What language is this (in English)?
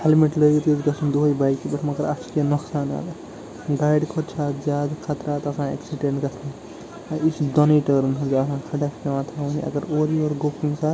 Kashmiri